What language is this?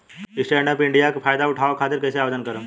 Bhojpuri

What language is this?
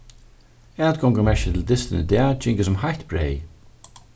Faroese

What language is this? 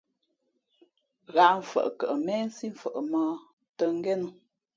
Fe'fe'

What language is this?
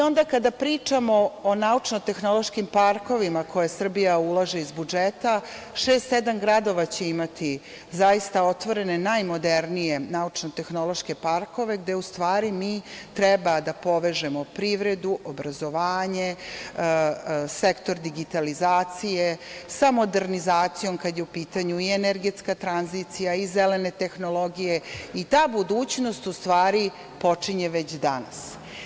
Serbian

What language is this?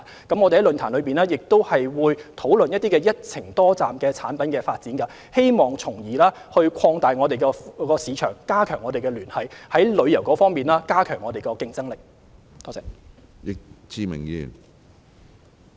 Cantonese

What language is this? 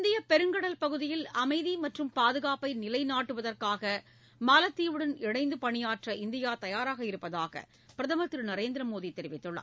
Tamil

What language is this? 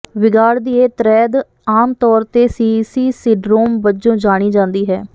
Punjabi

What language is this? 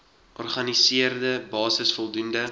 Afrikaans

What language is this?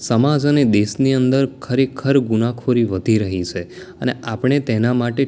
Gujarati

